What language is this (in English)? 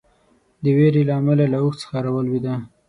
Pashto